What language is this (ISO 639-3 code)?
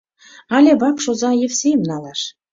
chm